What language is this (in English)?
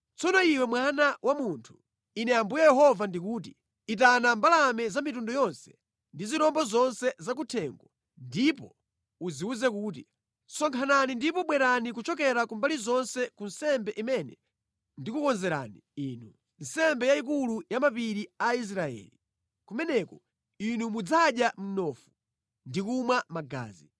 Nyanja